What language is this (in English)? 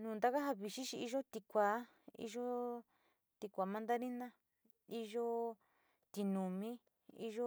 Sinicahua Mixtec